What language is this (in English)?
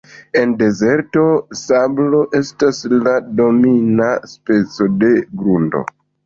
Esperanto